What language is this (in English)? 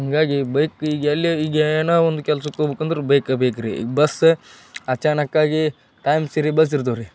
Kannada